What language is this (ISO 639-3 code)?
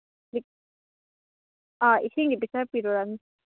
mni